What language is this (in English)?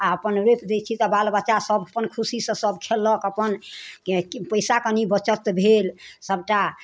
Maithili